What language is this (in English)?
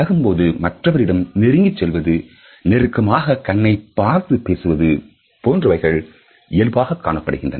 Tamil